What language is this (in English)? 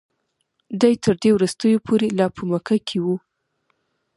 Pashto